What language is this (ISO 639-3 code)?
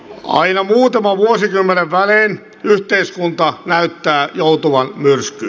fin